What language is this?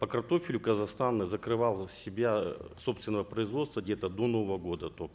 Kazakh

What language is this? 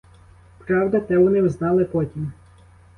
Ukrainian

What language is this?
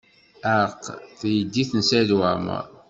Kabyle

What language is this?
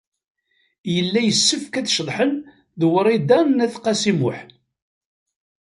Kabyle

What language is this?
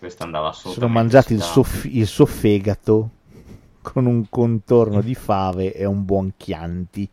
Italian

